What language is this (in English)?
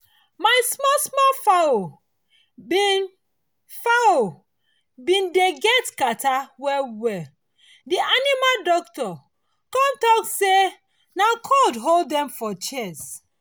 Nigerian Pidgin